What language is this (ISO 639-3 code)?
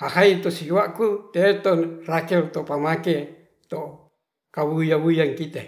rth